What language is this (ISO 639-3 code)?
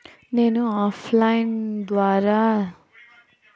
tel